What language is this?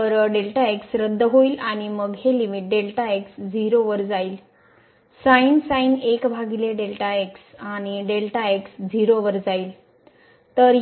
Marathi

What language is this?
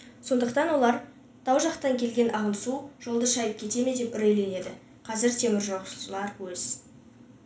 Kazakh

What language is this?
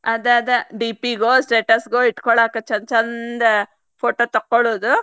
Kannada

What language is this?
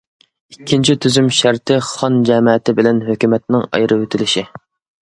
Uyghur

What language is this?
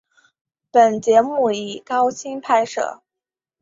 Chinese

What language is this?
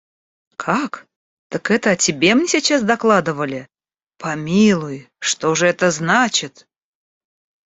Russian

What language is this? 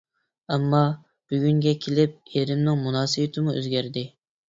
Uyghur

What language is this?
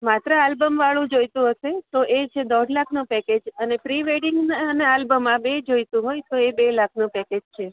Gujarati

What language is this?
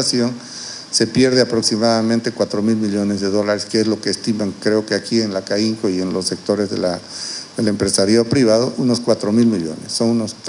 Spanish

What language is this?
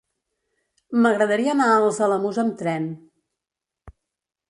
Catalan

